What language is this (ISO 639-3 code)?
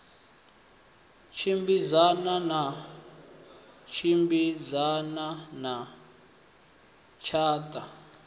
ven